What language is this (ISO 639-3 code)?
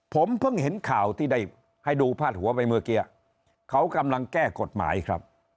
tha